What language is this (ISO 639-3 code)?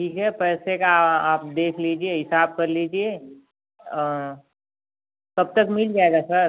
hin